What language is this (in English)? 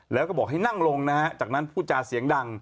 Thai